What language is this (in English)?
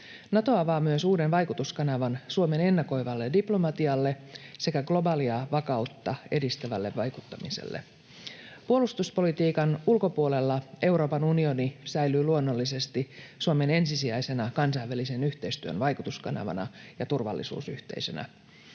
Finnish